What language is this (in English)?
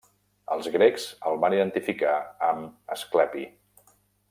Catalan